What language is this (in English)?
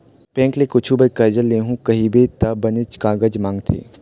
Chhattisgarhi